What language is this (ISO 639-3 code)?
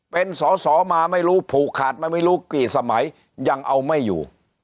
tha